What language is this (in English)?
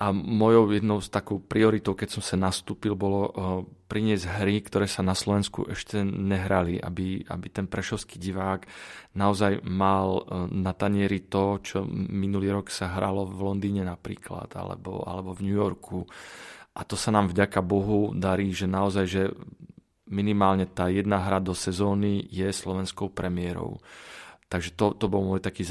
Slovak